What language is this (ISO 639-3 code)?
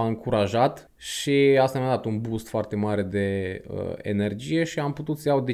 ron